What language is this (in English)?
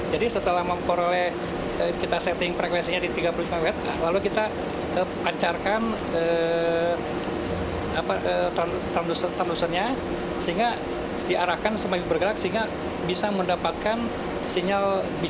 Indonesian